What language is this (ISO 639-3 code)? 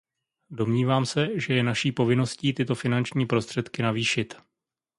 ces